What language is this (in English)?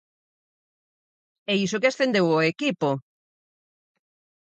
Galician